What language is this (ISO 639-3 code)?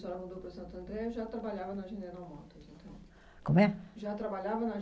por